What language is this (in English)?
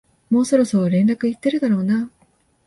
Japanese